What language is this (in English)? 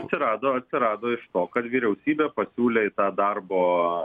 Lithuanian